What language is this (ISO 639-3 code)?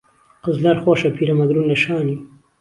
ckb